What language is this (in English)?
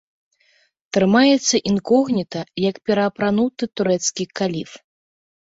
Belarusian